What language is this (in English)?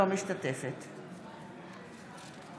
Hebrew